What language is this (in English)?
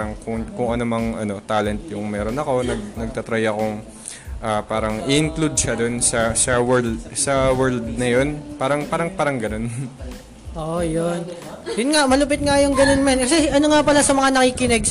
Filipino